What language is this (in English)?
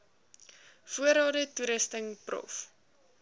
Afrikaans